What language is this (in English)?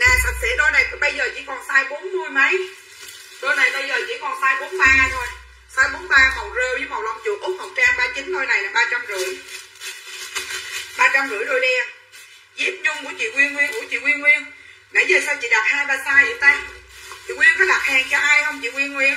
Vietnamese